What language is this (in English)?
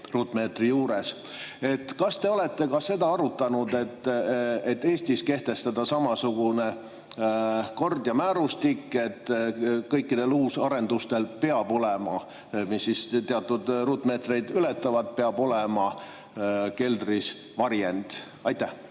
Estonian